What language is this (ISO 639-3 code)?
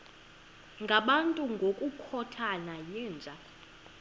xho